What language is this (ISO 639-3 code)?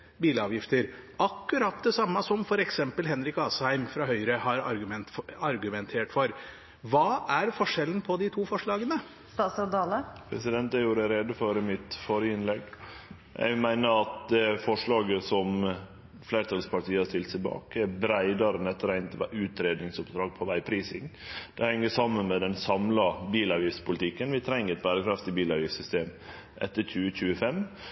nor